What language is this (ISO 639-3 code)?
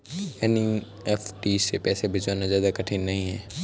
hin